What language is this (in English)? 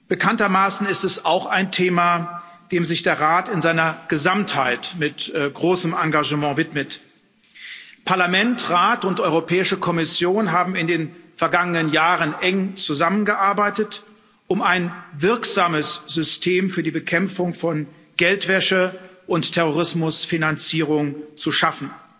German